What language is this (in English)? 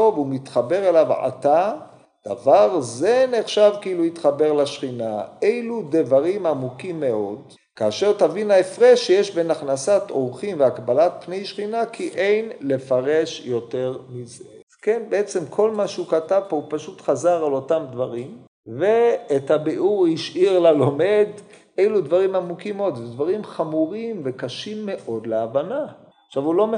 Hebrew